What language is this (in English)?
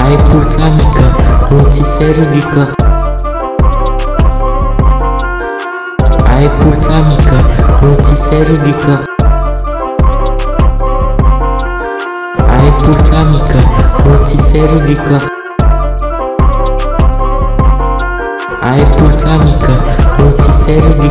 Romanian